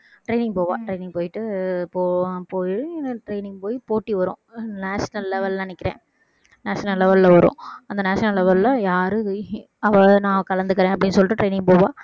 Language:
Tamil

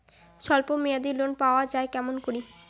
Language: Bangla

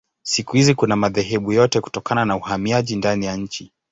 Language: Swahili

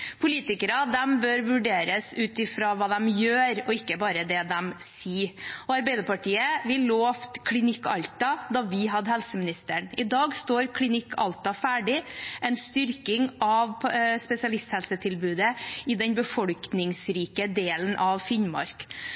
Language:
Norwegian Bokmål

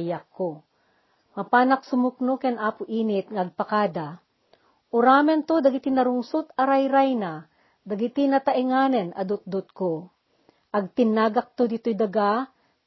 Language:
Filipino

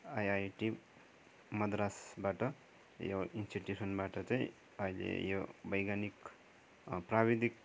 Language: Nepali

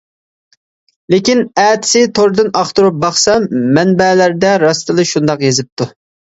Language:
Uyghur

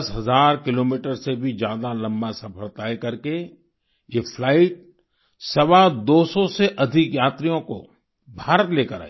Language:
Hindi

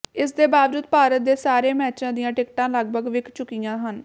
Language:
Punjabi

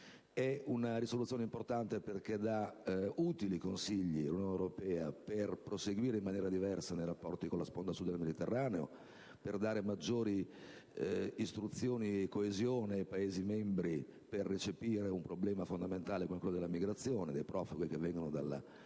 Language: Italian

